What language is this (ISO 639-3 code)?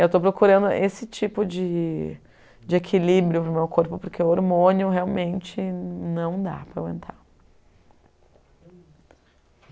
por